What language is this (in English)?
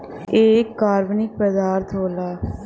Bhojpuri